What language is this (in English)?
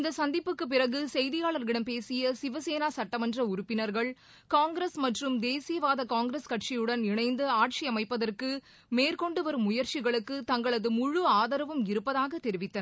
Tamil